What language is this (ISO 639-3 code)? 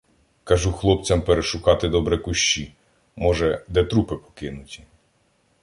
ukr